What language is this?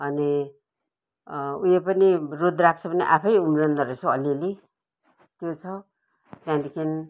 Nepali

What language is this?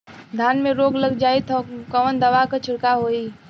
Bhojpuri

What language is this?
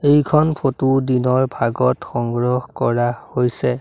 Assamese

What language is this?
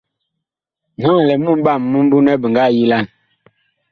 Bakoko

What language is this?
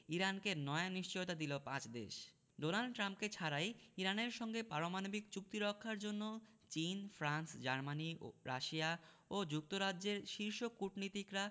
Bangla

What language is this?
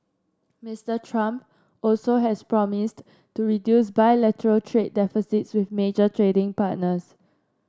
English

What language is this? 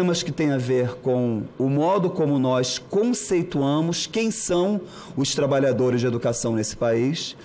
Portuguese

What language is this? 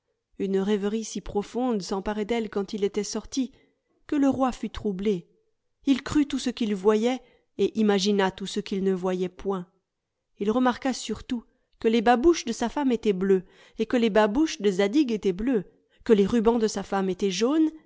French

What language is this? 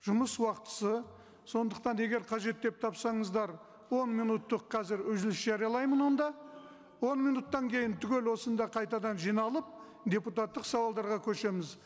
Kazakh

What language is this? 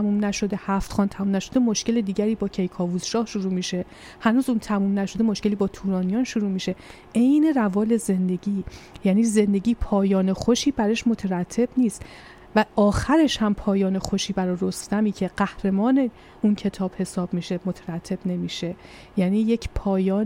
Persian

